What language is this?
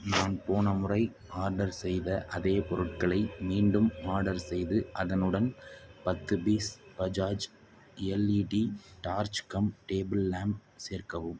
Tamil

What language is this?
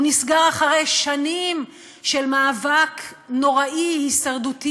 Hebrew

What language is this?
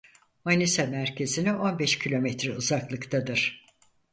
Turkish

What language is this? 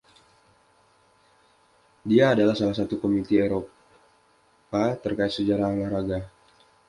Indonesian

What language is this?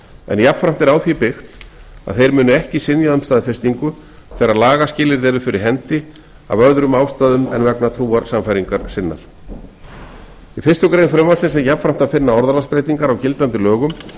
Icelandic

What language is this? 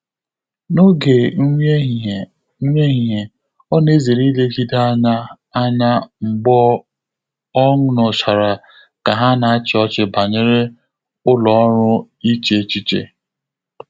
Igbo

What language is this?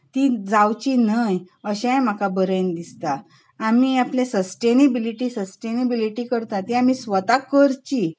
Konkani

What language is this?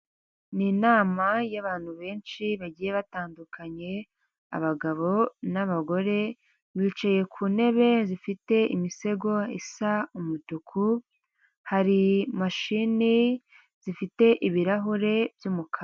Kinyarwanda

